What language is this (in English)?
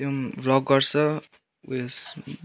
Nepali